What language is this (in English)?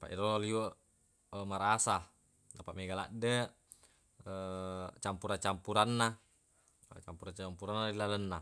Buginese